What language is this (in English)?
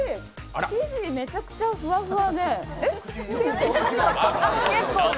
Japanese